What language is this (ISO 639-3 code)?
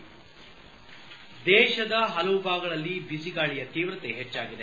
kan